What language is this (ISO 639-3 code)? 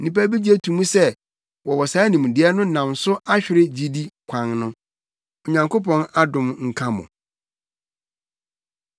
aka